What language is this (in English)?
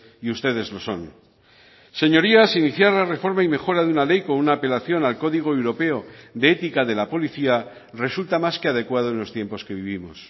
Spanish